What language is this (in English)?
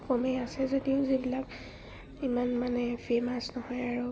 Assamese